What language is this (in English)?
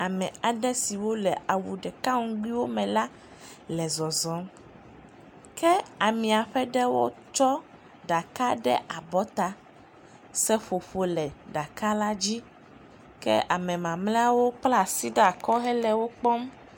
Ewe